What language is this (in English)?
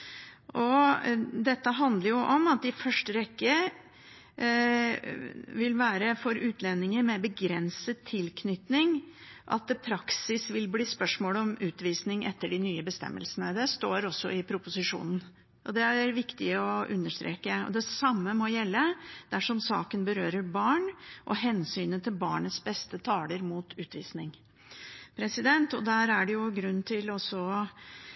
Norwegian Bokmål